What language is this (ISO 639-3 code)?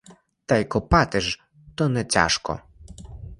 ukr